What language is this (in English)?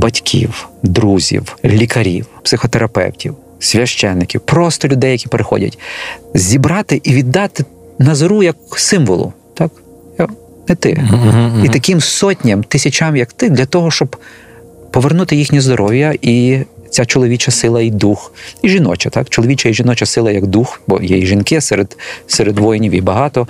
Ukrainian